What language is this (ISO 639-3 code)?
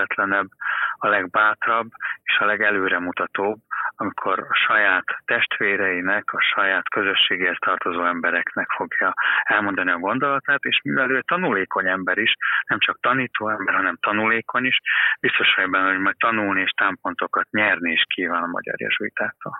hun